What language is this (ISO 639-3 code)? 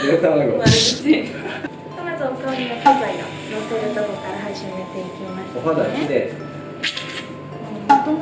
jpn